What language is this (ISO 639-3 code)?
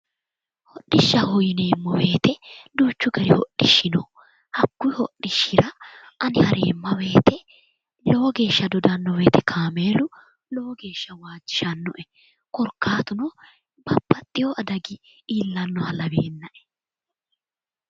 sid